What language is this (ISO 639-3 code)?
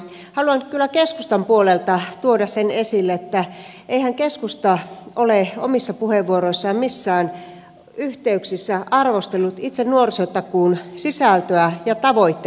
fin